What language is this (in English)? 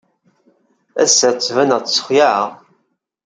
Kabyle